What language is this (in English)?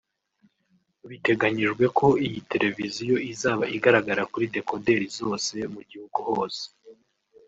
Kinyarwanda